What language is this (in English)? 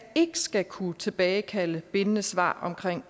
Danish